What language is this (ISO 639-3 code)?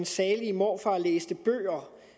dan